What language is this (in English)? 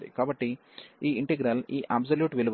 Telugu